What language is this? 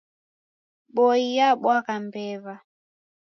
Taita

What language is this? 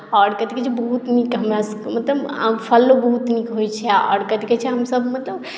Maithili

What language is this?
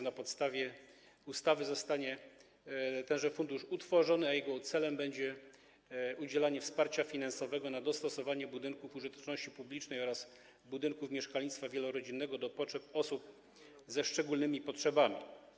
Polish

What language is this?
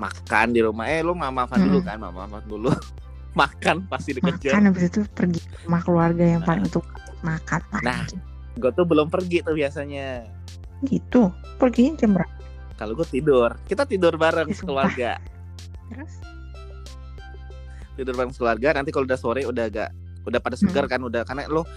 Indonesian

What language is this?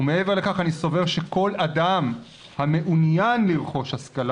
Hebrew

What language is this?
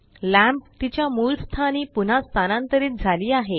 Marathi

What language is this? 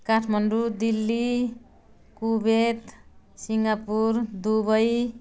Nepali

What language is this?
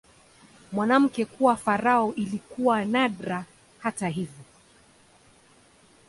Swahili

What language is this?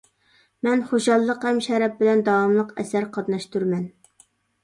Uyghur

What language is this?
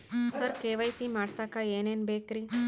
Kannada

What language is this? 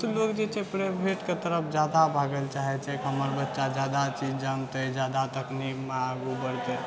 Maithili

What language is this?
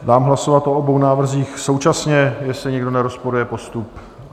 Czech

